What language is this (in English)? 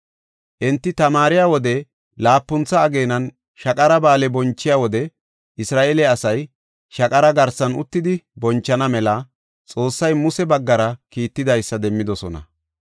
Gofa